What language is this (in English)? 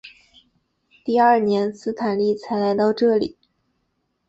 Chinese